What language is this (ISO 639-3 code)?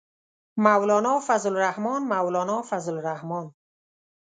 pus